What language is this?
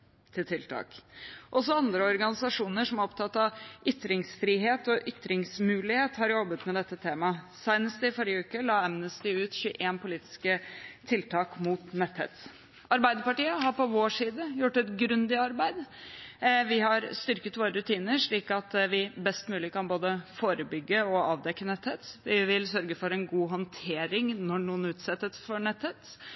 Norwegian Bokmål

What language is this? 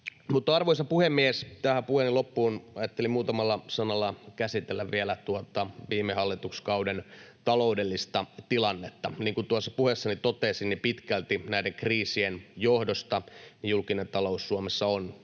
Finnish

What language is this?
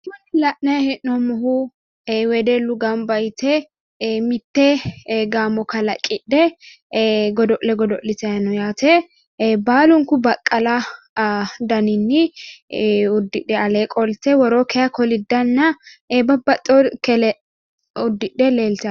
Sidamo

